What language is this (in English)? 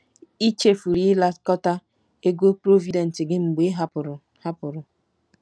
Igbo